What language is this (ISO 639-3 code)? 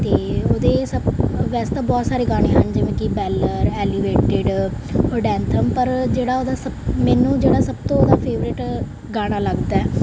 pan